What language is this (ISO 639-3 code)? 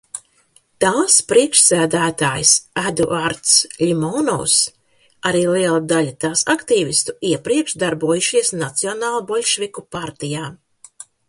lav